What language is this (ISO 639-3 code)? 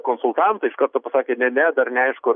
lit